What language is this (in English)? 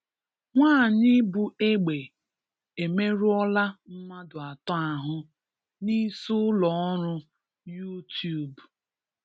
Igbo